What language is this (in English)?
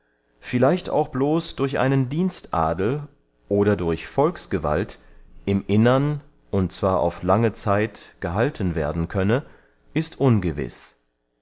German